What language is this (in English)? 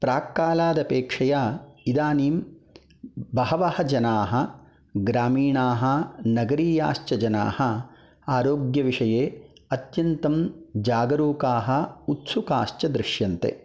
Sanskrit